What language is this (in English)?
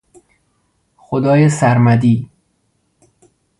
Persian